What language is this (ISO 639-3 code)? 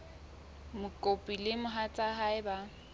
sot